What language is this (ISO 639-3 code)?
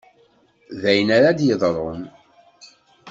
kab